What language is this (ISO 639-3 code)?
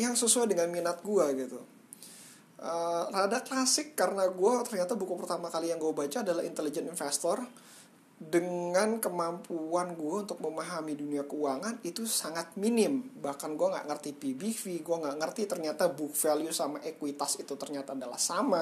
ind